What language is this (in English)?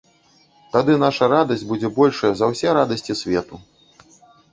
Belarusian